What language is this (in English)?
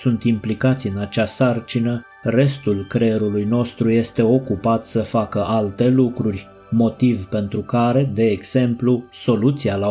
Romanian